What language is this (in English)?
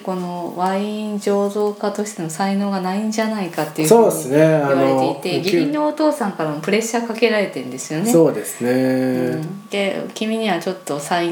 Japanese